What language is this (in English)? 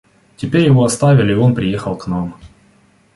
Russian